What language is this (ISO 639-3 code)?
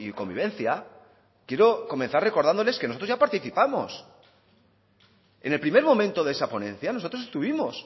spa